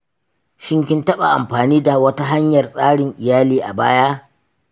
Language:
Hausa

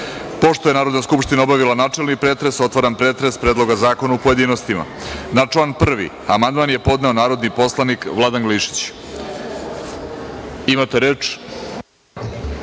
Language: Serbian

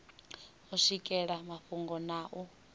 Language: Venda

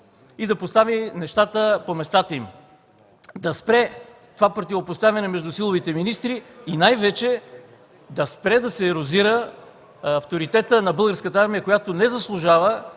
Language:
Bulgarian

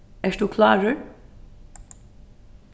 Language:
Faroese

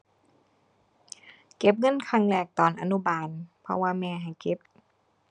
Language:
Thai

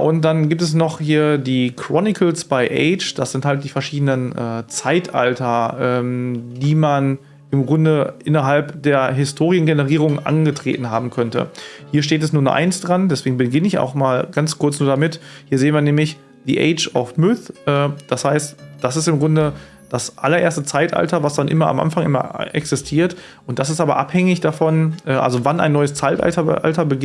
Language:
German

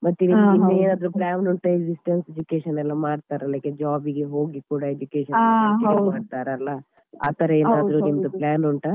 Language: Kannada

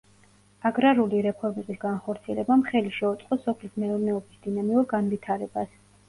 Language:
Georgian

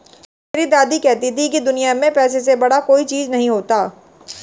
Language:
Hindi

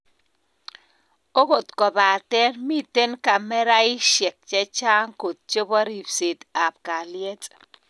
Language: Kalenjin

